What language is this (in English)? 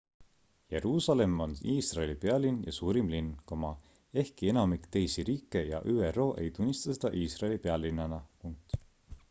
Estonian